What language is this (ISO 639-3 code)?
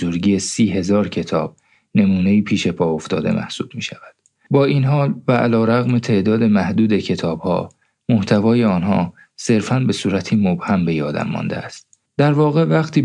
fas